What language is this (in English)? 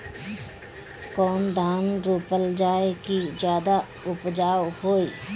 Bhojpuri